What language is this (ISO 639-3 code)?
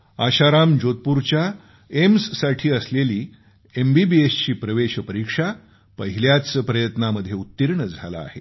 mar